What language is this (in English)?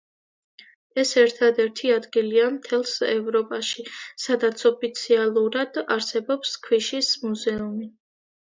Georgian